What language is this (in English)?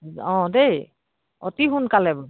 Assamese